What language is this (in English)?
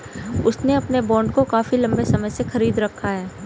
Hindi